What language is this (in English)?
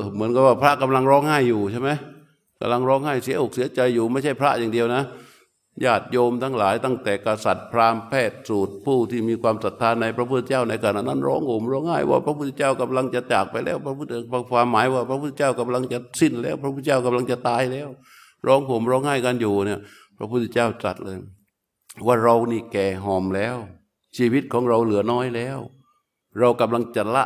Thai